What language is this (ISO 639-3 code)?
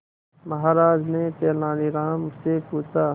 hin